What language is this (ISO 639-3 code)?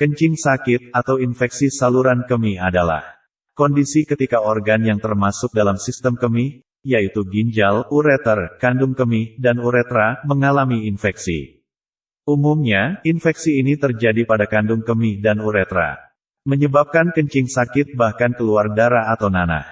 ind